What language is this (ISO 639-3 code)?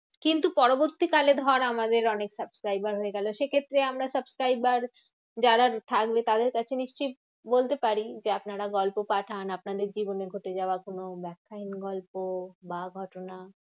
ben